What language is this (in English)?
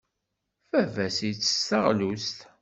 Kabyle